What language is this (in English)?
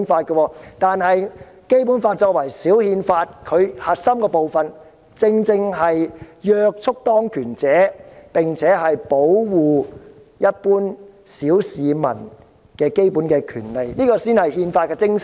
Cantonese